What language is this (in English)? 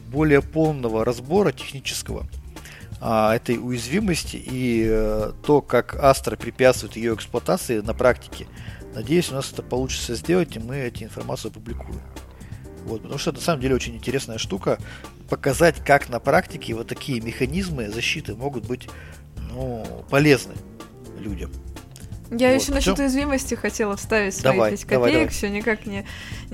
Russian